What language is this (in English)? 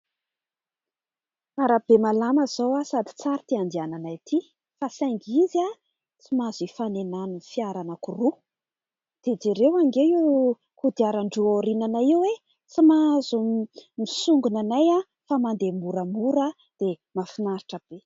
Malagasy